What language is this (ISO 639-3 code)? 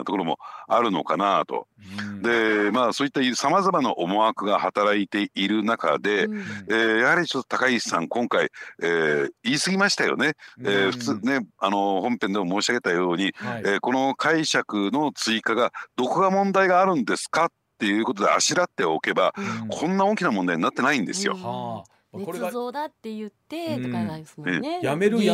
jpn